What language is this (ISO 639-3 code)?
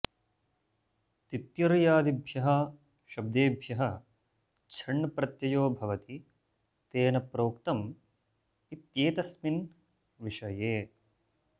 san